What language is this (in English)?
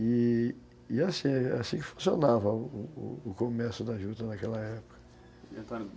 Portuguese